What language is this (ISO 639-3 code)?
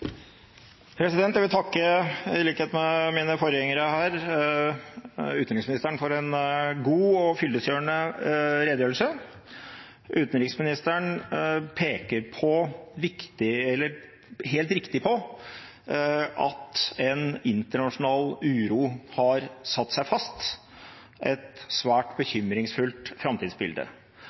nob